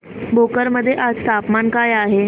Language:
Marathi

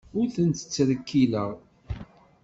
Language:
Kabyle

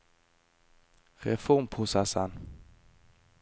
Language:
Norwegian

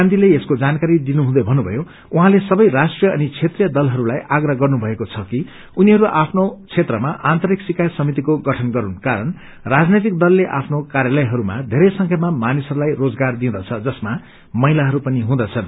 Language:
Nepali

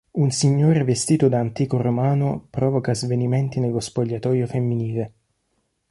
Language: Italian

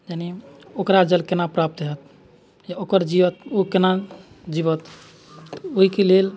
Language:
Maithili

